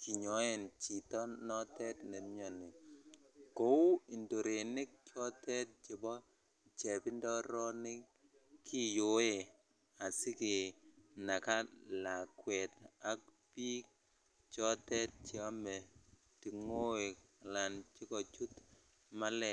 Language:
Kalenjin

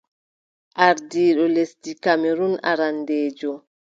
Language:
Adamawa Fulfulde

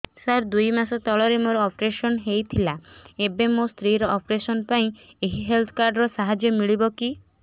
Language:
Odia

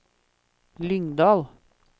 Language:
Norwegian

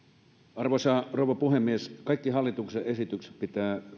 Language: Finnish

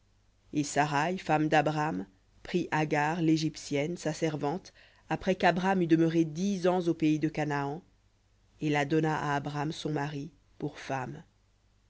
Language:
French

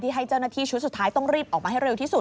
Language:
Thai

